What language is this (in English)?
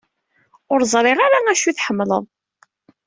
Kabyle